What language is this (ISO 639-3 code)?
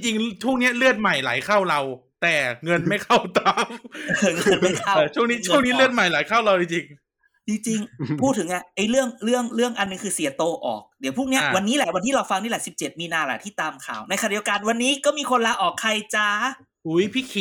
tha